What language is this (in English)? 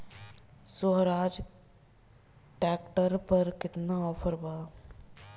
Bhojpuri